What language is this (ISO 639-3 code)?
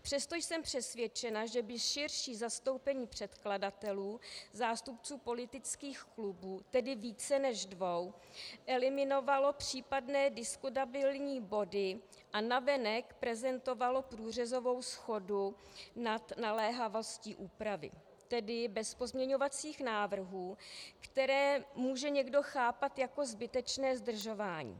ces